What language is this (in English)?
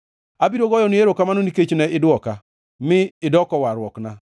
Luo (Kenya and Tanzania)